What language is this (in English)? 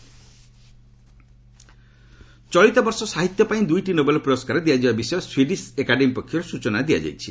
Odia